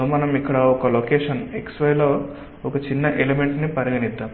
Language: Telugu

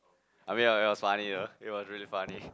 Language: English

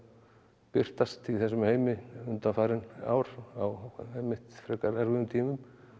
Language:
Icelandic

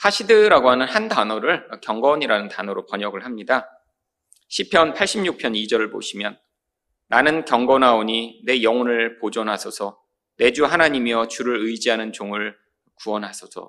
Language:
Korean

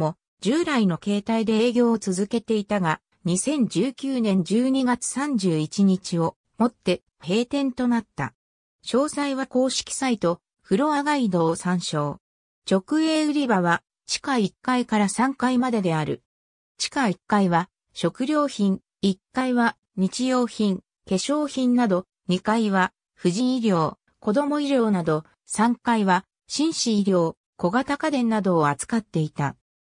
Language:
Japanese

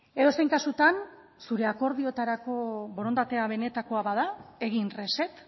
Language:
Basque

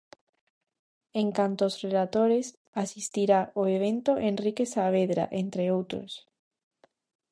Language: Galician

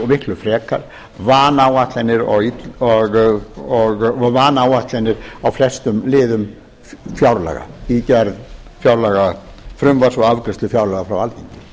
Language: Icelandic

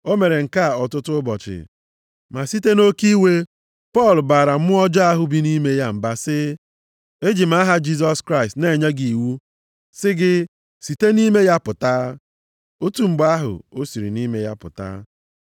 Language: Igbo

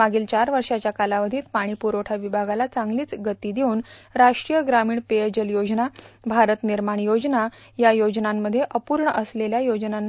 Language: Marathi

